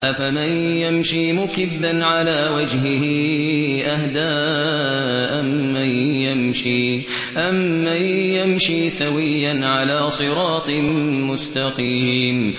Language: Arabic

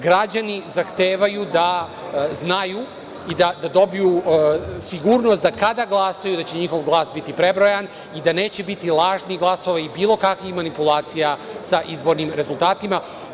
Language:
Serbian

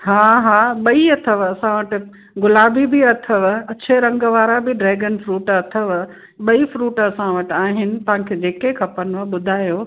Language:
Sindhi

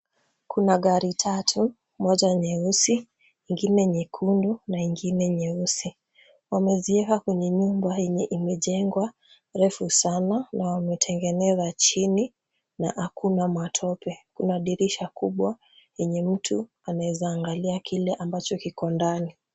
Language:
Swahili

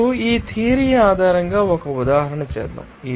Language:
Telugu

